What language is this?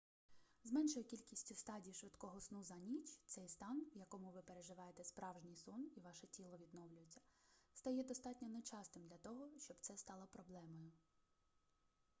Ukrainian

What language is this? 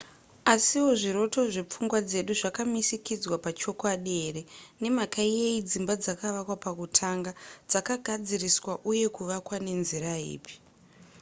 Shona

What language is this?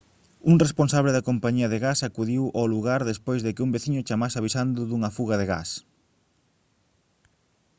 Galician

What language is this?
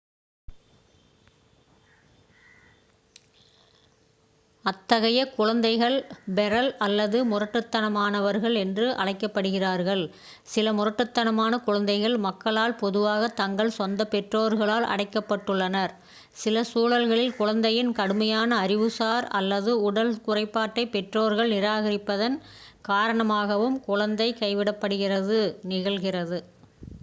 Tamil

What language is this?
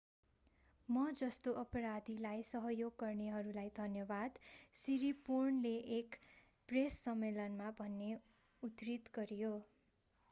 Nepali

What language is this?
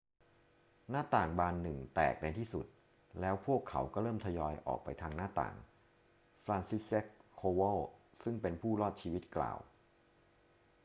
Thai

